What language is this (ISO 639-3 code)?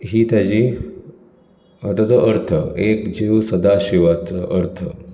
kok